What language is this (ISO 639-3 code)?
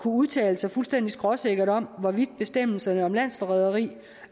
dan